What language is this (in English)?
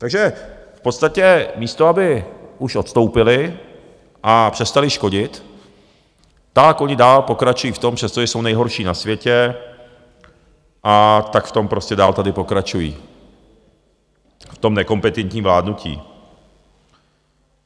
Czech